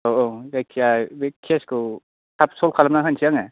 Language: Bodo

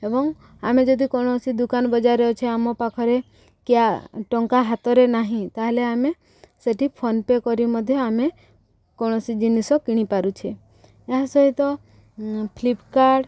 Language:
Odia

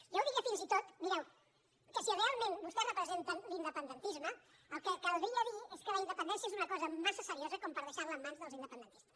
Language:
Catalan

